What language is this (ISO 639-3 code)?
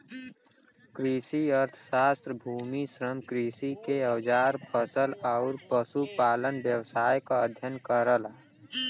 bho